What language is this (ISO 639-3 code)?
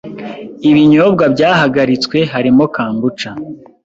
kin